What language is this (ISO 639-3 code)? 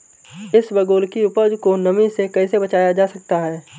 hin